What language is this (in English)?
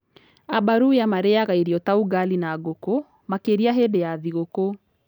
Kikuyu